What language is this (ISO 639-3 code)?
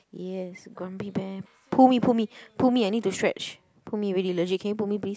eng